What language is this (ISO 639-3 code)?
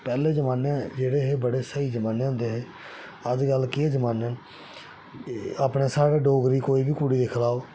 doi